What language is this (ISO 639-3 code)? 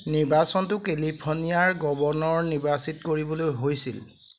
asm